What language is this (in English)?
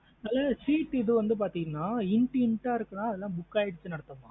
Tamil